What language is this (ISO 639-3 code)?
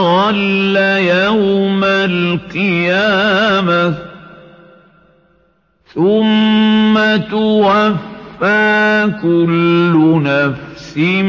ara